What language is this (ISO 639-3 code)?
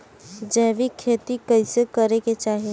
bho